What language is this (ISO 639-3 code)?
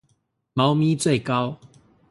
zho